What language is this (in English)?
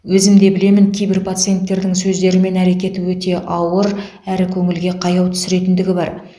Kazakh